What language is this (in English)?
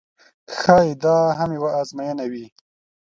Pashto